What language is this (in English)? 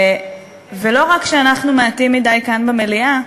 Hebrew